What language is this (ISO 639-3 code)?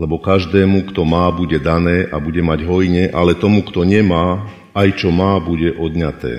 slk